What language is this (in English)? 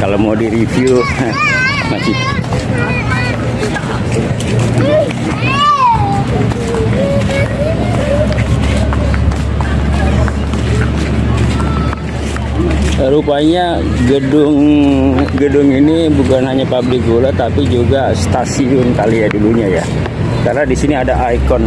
Indonesian